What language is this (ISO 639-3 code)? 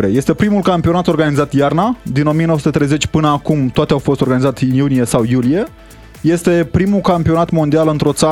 ron